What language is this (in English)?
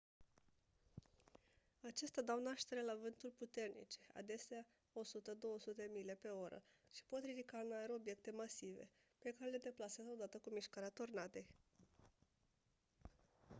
Romanian